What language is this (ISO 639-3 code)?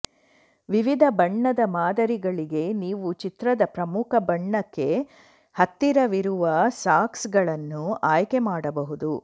kan